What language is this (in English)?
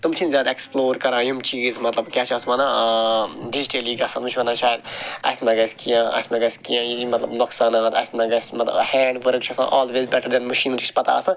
Kashmiri